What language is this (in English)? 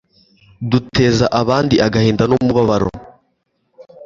Kinyarwanda